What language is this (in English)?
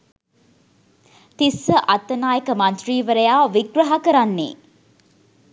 Sinhala